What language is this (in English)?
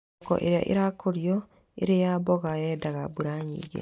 Kikuyu